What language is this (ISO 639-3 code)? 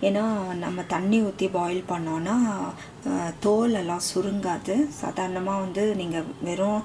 eng